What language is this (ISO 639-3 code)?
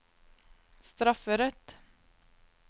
nor